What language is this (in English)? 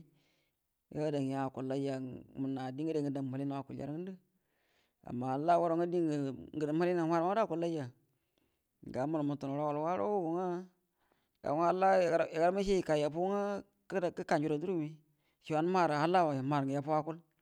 Buduma